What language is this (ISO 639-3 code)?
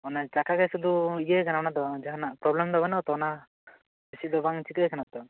sat